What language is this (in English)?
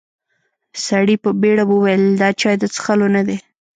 Pashto